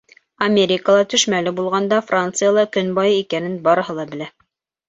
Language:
Bashkir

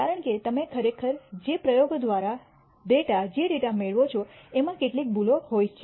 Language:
Gujarati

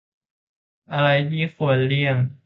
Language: Thai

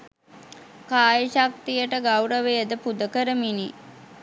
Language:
Sinhala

